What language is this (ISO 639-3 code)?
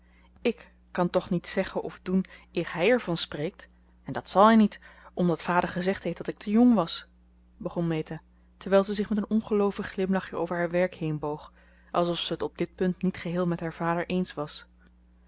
nld